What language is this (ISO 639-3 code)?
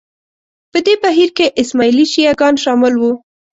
pus